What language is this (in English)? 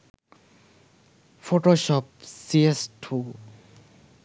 Sinhala